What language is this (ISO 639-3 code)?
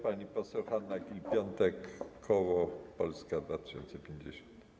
pol